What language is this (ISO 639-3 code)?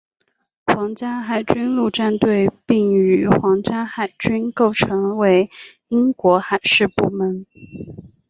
zho